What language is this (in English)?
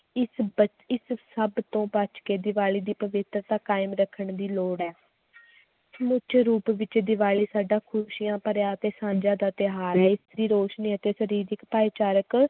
Punjabi